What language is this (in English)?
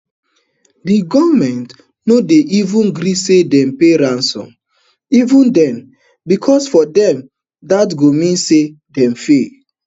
Nigerian Pidgin